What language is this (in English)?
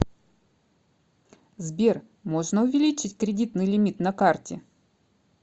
Russian